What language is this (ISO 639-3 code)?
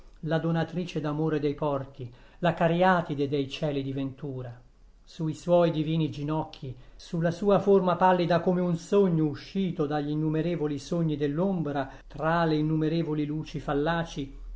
ita